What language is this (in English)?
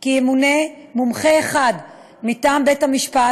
Hebrew